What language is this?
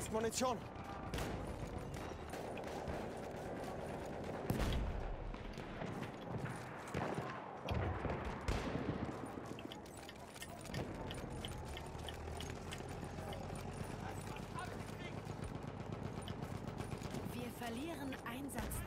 German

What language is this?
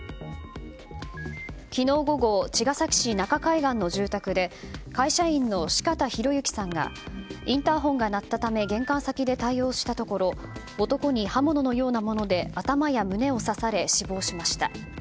Japanese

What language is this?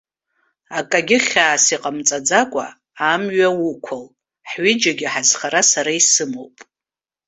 Abkhazian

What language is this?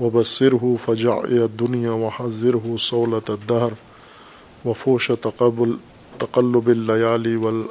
Urdu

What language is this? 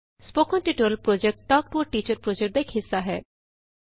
Punjabi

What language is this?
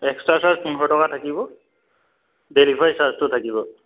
Assamese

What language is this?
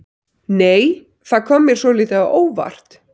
Icelandic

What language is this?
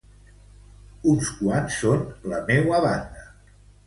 Catalan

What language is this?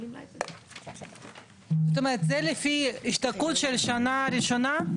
Hebrew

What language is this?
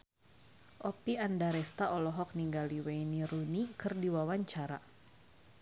Sundanese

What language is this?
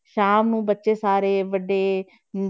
Punjabi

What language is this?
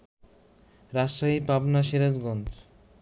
Bangla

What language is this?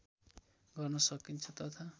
Nepali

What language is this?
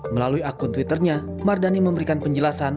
Indonesian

